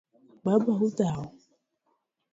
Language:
Luo (Kenya and Tanzania)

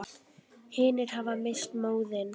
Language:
Icelandic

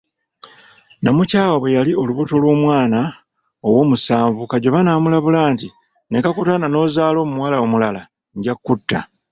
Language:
Ganda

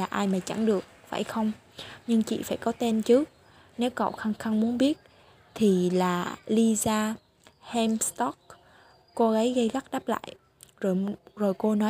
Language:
Vietnamese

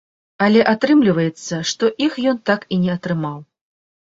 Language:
Belarusian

